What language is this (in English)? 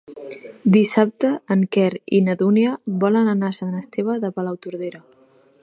Catalan